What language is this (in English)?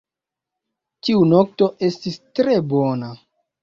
Esperanto